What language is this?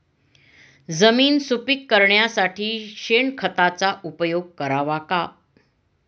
Marathi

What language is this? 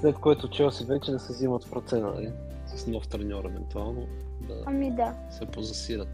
Bulgarian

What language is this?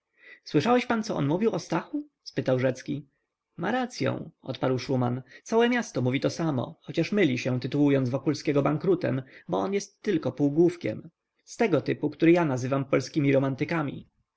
Polish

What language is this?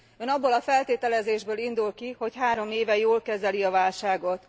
Hungarian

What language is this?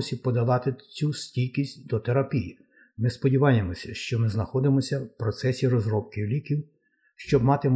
Ukrainian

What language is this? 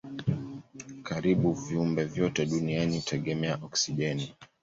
Swahili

